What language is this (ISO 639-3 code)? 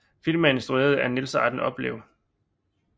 dan